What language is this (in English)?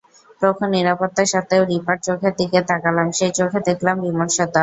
Bangla